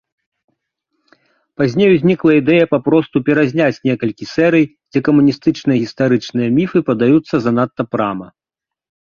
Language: Belarusian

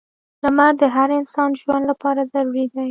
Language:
Pashto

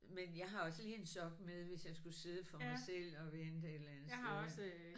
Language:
Danish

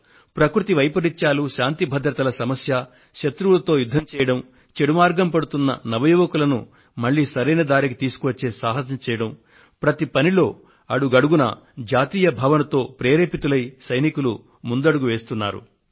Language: Telugu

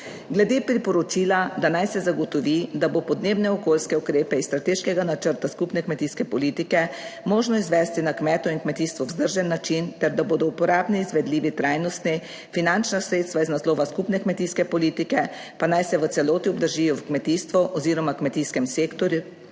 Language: Slovenian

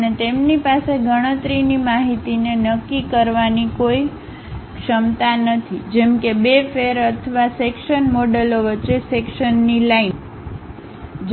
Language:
Gujarati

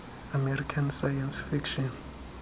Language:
Xhosa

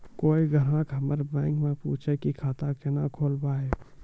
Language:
Maithili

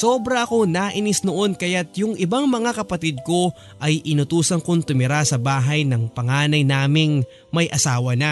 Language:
Filipino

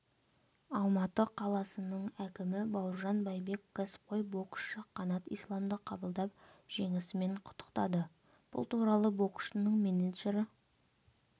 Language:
Kazakh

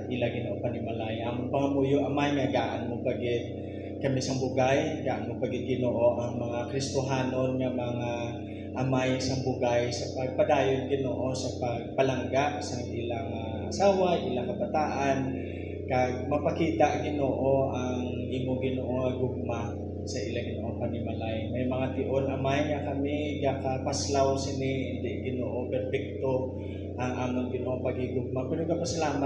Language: Filipino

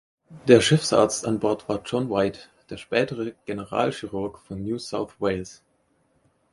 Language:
German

